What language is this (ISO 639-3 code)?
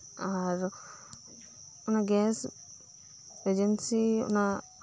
sat